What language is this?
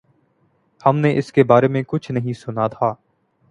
Urdu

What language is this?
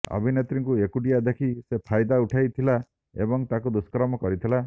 Odia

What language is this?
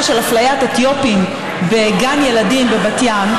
Hebrew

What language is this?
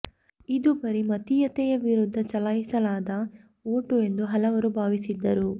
Kannada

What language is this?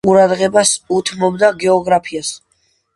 Georgian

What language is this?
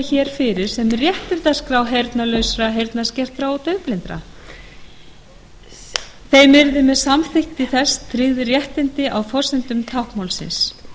Icelandic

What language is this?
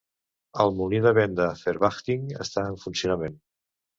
Catalan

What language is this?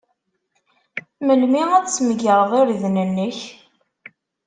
Kabyle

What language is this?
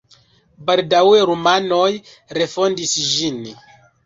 Esperanto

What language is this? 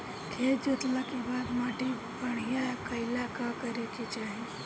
Bhojpuri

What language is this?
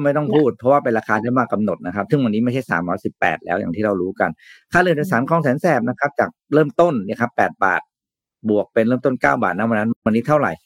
Thai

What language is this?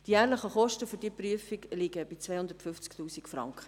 Swiss German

